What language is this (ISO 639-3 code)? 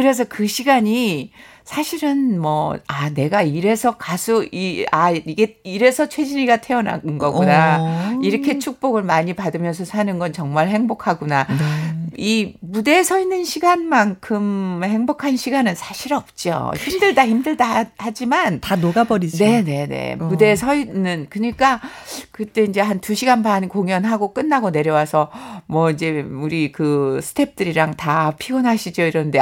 kor